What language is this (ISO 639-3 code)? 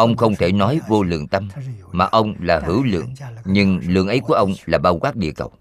vie